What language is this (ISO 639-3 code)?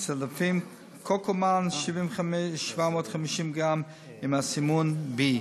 heb